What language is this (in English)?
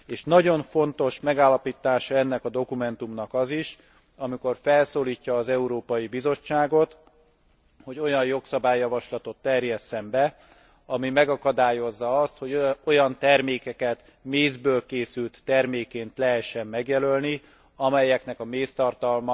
Hungarian